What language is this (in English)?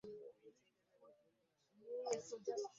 Ganda